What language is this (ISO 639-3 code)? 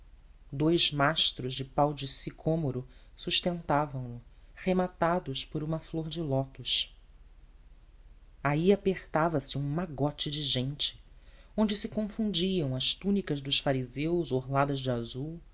por